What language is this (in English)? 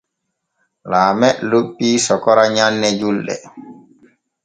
Borgu Fulfulde